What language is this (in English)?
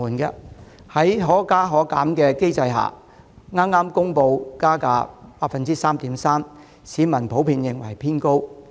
Cantonese